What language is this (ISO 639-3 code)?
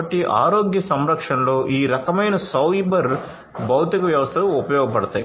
tel